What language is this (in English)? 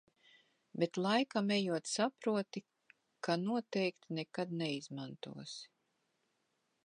Latvian